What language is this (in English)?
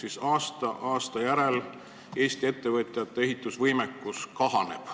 Estonian